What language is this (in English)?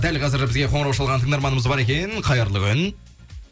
Kazakh